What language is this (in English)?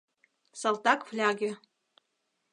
Mari